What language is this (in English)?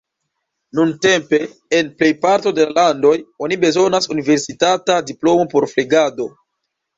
Esperanto